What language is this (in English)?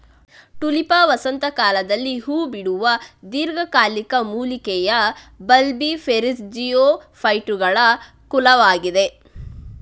Kannada